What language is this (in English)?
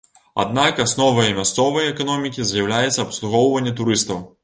Belarusian